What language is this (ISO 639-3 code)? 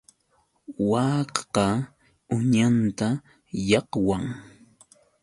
qux